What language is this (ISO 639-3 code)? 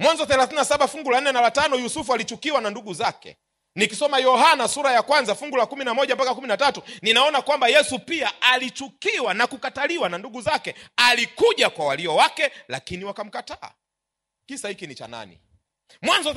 swa